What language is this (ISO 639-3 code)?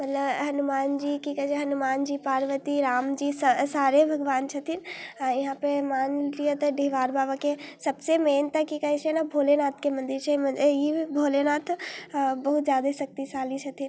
mai